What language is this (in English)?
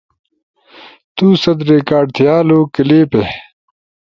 Ushojo